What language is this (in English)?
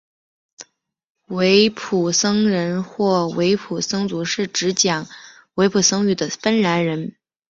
Chinese